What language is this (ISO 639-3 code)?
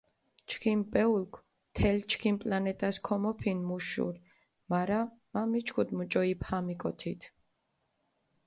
xmf